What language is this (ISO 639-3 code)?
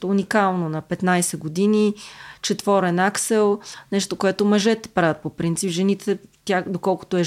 bul